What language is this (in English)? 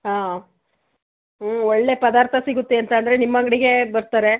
Kannada